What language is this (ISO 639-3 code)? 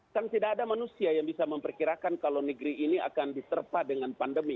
ind